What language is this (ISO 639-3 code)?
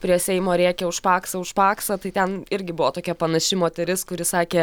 lit